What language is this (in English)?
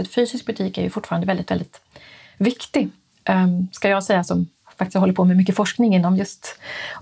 Swedish